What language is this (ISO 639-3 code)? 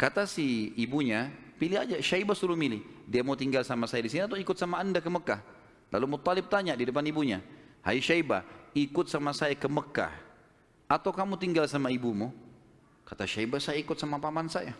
ind